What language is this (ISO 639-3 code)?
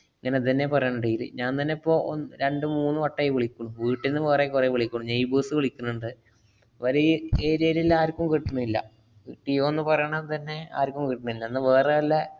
mal